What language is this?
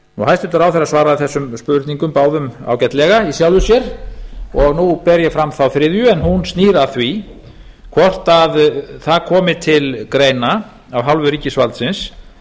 Icelandic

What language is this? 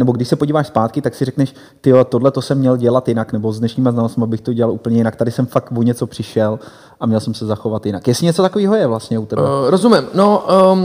Czech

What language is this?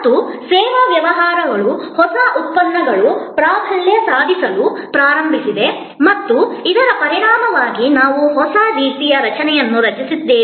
Kannada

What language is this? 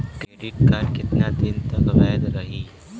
Bhojpuri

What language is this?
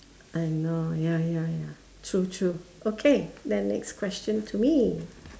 English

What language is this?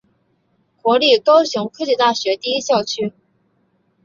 Chinese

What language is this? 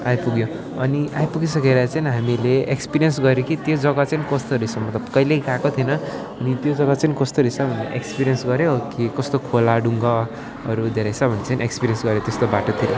Nepali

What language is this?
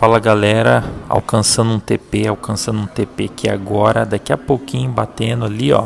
Portuguese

